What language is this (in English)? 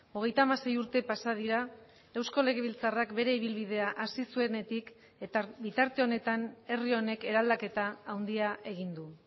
Basque